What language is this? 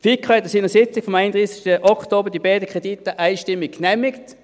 Swiss German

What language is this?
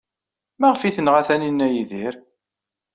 Kabyle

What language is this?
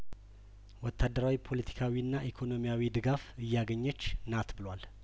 Amharic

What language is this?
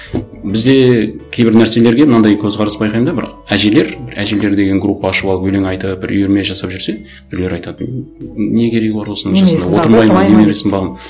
Kazakh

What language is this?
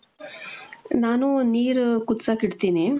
Kannada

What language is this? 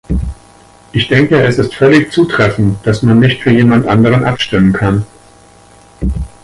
German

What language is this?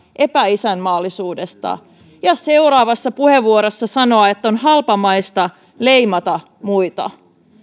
Finnish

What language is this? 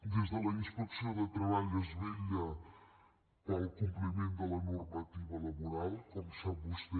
Catalan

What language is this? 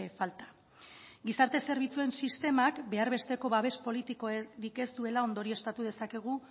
Basque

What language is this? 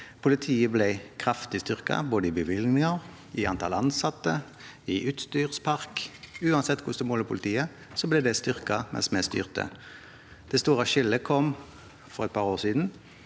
Norwegian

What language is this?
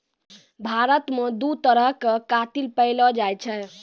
Maithili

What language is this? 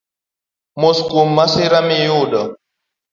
Luo (Kenya and Tanzania)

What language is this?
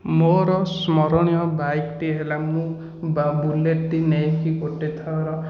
Odia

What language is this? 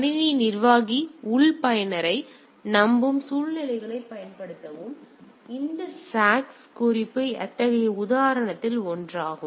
Tamil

